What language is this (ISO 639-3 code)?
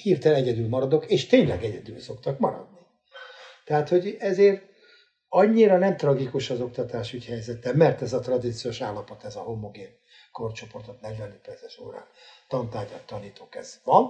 hun